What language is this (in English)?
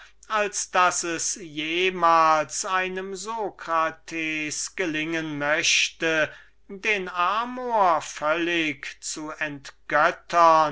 German